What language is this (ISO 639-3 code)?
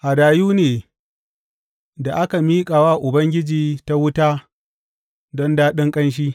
hau